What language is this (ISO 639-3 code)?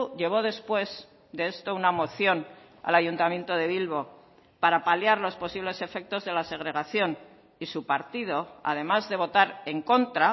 spa